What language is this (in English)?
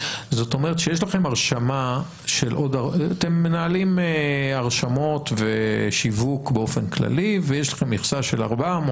Hebrew